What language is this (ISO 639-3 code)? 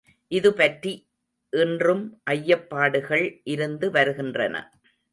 tam